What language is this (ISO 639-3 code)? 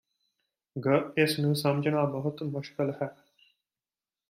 pan